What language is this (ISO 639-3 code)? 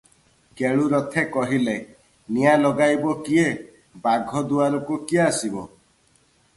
ori